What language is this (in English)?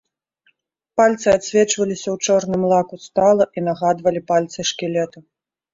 Belarusian